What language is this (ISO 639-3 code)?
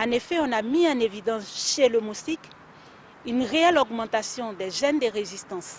fra